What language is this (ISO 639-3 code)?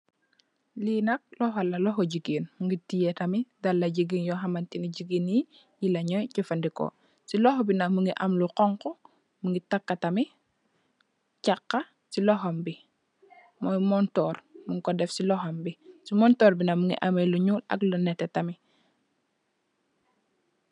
wol